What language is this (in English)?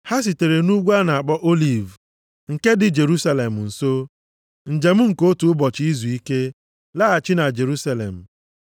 Igbo